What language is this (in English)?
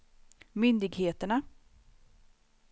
Swedish